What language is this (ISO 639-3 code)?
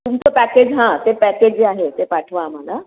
mar